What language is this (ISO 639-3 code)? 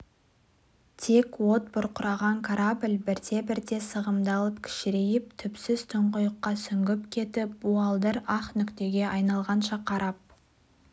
kaz